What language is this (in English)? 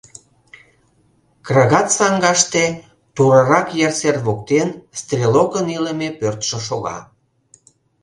Mari